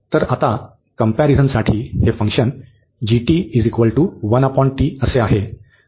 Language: Marathi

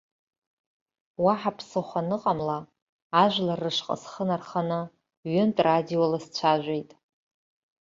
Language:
Abkhazian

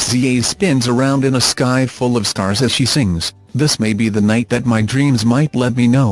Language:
English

